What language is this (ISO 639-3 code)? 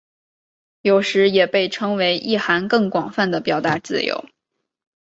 zho